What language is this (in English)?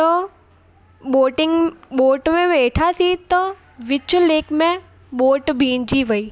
Sindhi